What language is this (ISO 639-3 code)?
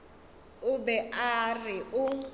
nso